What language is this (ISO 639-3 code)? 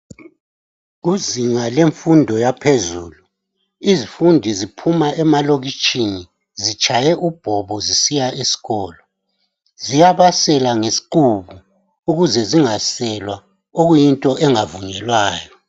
nde